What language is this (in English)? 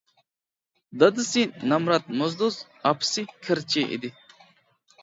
Uyghur